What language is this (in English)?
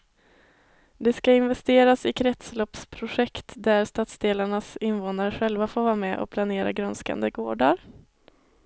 Swedish